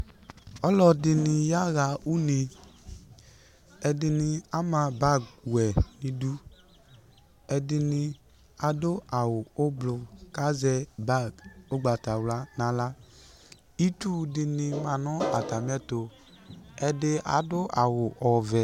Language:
Ikposo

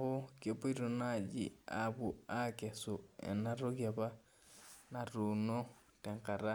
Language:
Masai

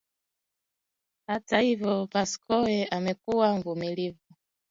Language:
Swahili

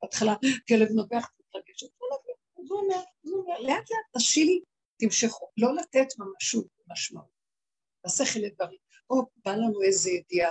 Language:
Hebrew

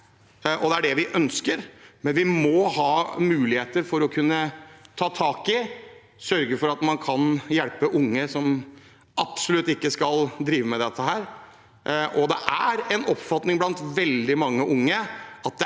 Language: Norwegian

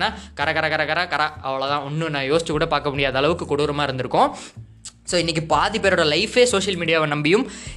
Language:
Tamil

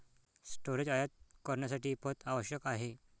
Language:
Marathi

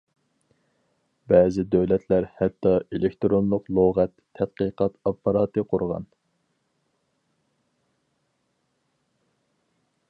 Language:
Uyghur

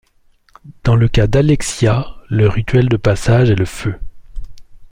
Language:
French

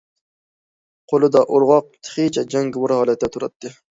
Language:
Uyghur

